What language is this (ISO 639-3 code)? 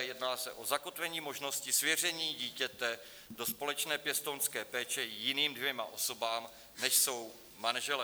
ces